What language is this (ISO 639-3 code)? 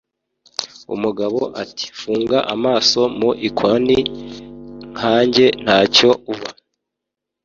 kin